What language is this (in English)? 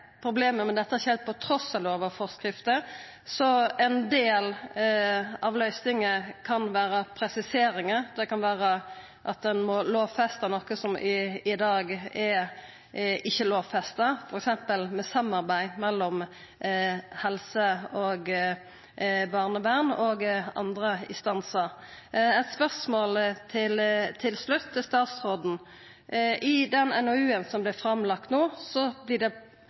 Norwegian Nynorsk